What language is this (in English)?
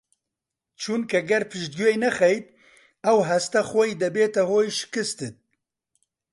Central Kurdish